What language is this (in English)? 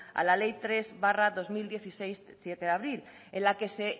Spanish